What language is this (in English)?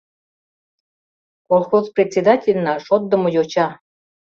Mari